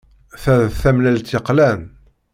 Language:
Kabyle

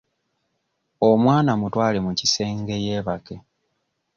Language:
Ganda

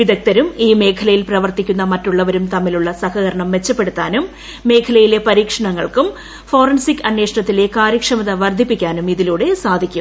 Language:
Malayalam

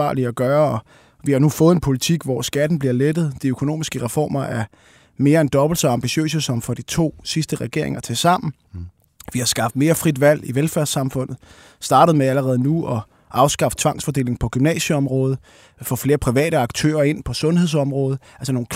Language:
Danish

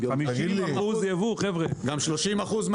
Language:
Hebrew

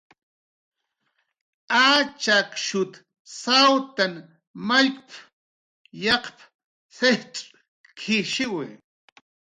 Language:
Jaqaru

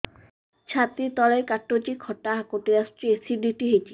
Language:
Odia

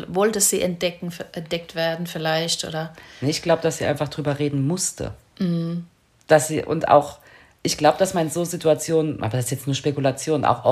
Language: German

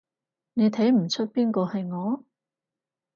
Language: Cantonese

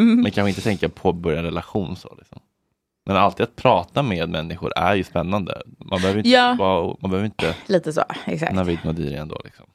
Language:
Swedish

